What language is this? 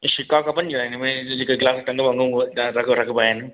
Sindhi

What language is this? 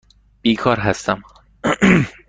Persian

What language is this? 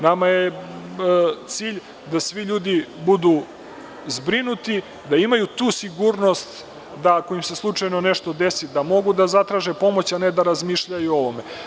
Serbian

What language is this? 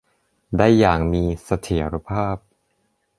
Thai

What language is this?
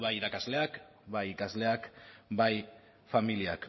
Basque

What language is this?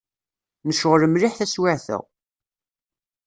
Kabyle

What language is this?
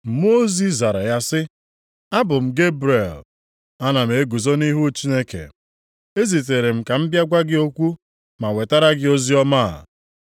Igbo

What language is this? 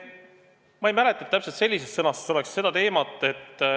Estonian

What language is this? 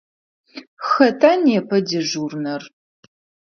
Adyghe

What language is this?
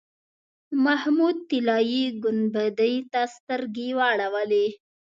Pashto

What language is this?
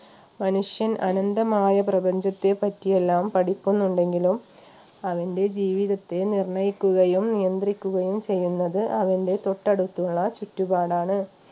Malayalam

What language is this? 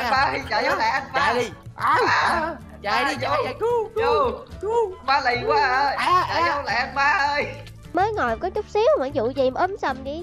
Vietnamese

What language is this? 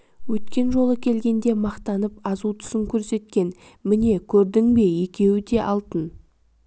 Kazakh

